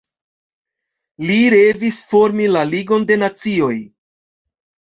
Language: Esperanto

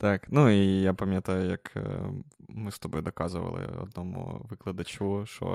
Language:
Ukrainian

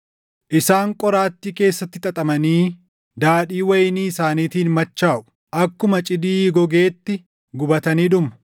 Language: Oromo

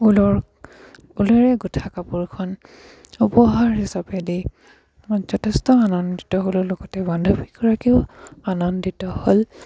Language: Assamese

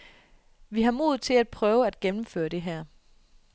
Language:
Danish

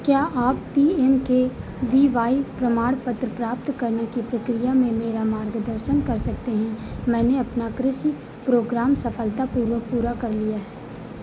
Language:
Hindi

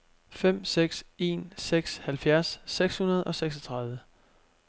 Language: Danish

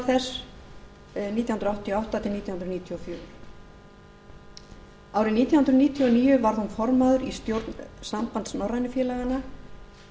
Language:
Icelandic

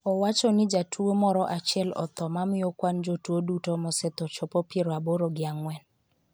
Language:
Luo (Kenya and Tanzania)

